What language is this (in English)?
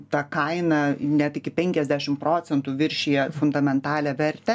Lithuanian